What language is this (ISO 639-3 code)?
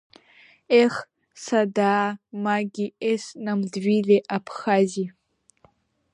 abk